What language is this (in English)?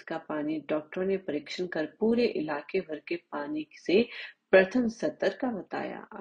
Hindi